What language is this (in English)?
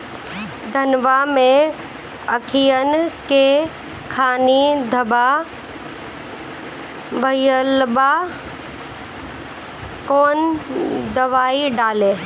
Bhojpuri